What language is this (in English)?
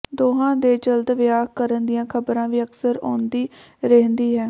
Punjabi